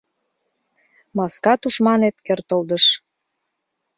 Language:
Mari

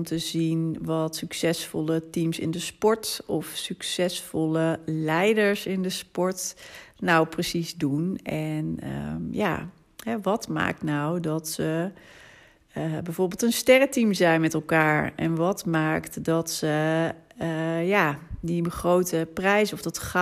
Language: Dutch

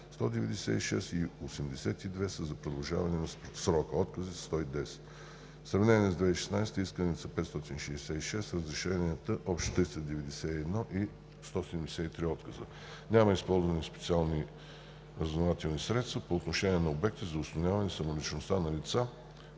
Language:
Bulgarian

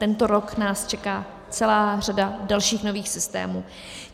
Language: Czech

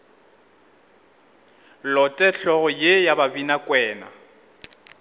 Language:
Northern Sotho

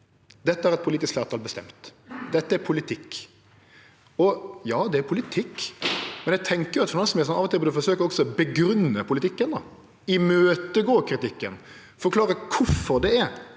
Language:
Norwegian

